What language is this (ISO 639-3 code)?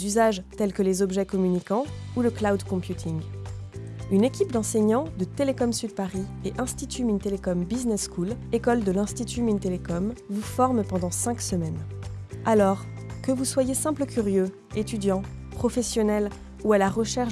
fra